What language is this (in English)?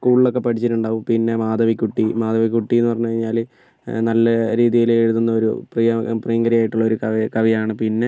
Malayalam